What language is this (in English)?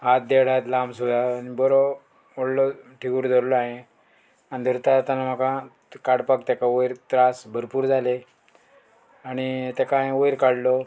Konkani